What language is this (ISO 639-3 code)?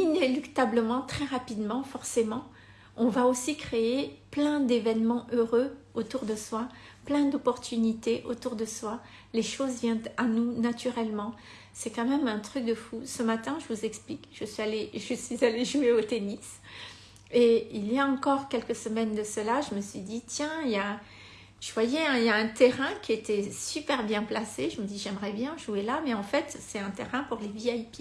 fra